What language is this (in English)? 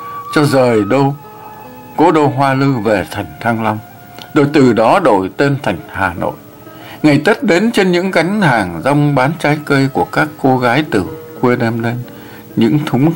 Vietnamese